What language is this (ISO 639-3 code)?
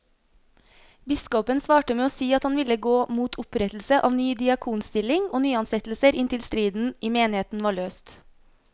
nor